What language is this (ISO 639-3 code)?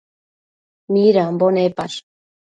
mcf